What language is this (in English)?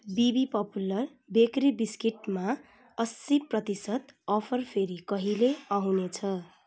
Nepali